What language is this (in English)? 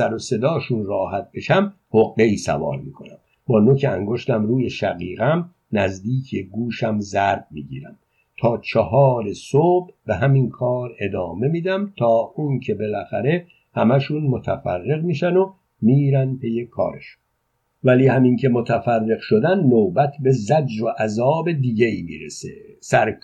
Persian